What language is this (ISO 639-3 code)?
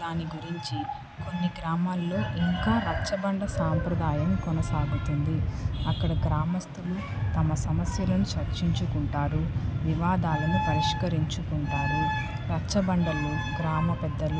tel